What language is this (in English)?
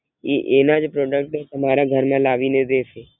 Gujarati